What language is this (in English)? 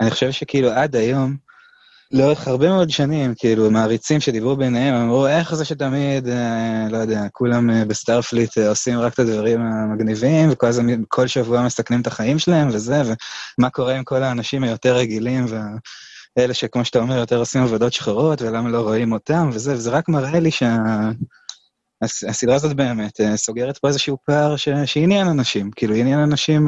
Hebrew